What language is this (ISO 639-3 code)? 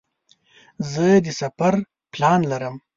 pus